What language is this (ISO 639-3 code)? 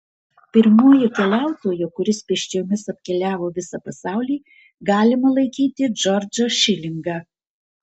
lit